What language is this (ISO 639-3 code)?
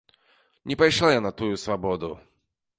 bel